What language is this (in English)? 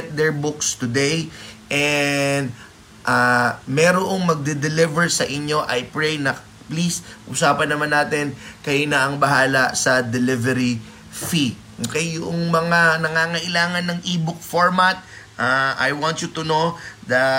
Filipino